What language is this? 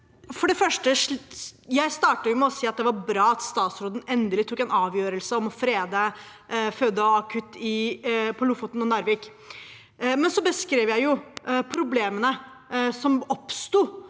Norwegian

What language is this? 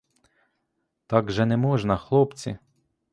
Ukrainian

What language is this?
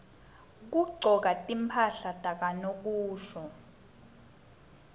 Swati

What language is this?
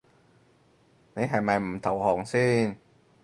Cantonese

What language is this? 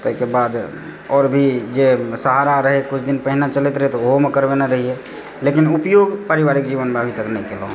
Maithili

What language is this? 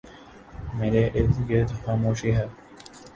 Urdu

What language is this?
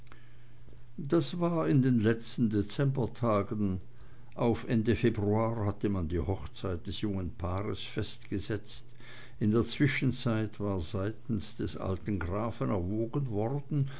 German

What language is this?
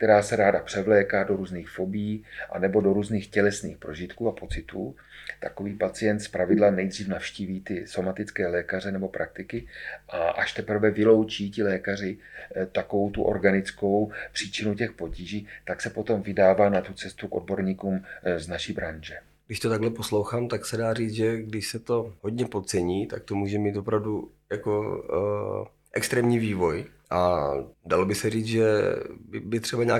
Czech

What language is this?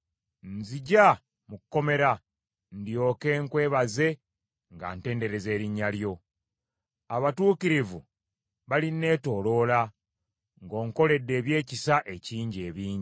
Ganda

